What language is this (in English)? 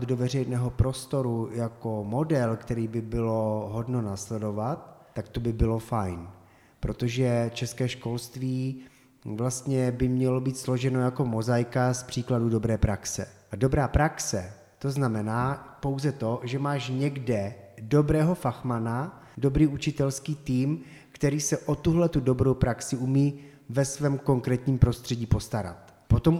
Czech